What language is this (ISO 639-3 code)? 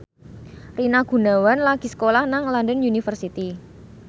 jav